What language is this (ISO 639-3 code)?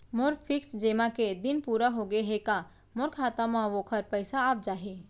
hne